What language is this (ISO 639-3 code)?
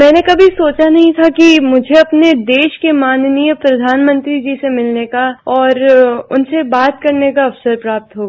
hin